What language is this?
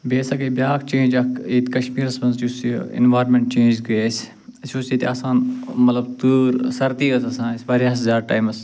Kashmiri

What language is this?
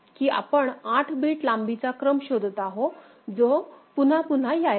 Marathi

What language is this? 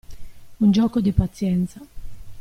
Italian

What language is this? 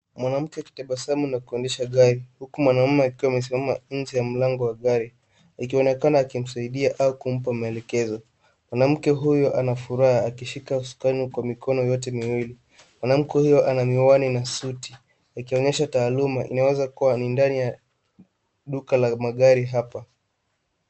Swahili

